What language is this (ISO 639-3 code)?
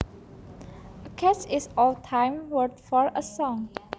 jav